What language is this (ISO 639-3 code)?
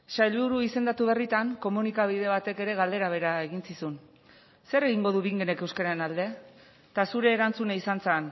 eus